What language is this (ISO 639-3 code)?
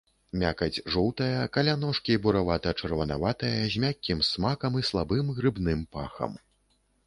bel